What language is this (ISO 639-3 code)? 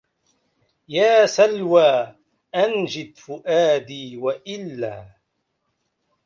ara